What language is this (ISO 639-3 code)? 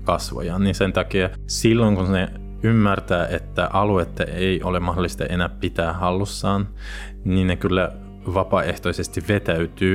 fin